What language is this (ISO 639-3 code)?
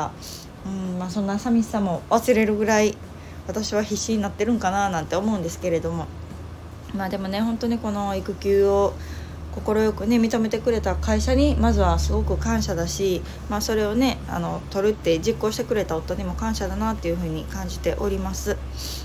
jpn